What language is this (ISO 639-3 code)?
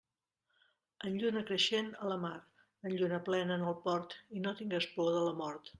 cat